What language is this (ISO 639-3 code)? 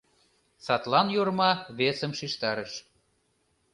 chm